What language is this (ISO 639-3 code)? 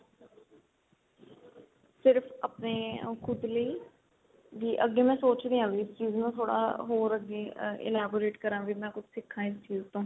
pan